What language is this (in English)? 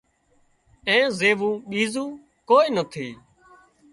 Wadiyara Koli